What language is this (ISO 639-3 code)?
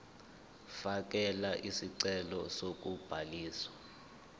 zul